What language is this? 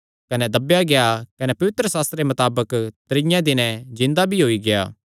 Kangri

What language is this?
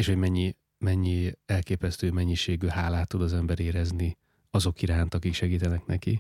Hungarian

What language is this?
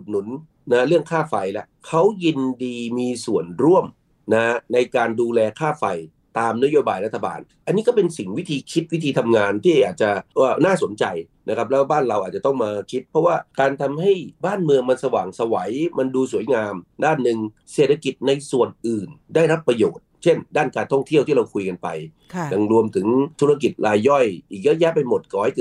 Thai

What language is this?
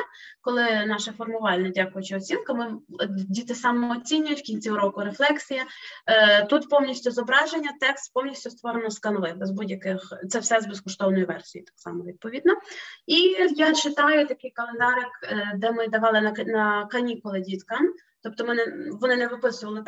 Ukrainian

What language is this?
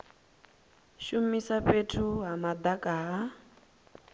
Venda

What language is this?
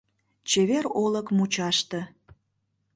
Mari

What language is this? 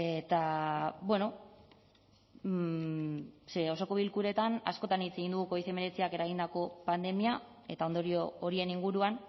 Basque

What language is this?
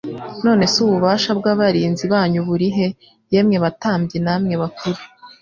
Kinyarwanda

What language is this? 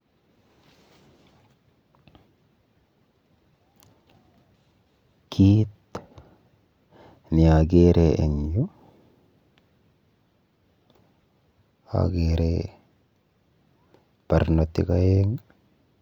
Kalenjin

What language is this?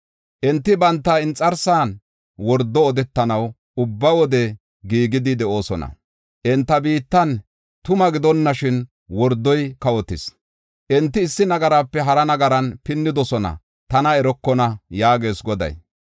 Gofa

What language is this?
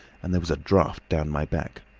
English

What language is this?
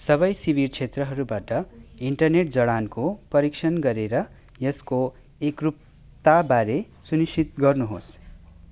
Nepali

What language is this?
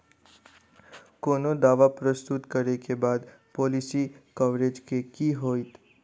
Maithili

